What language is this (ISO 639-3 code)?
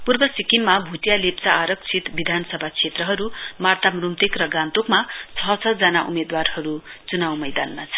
nep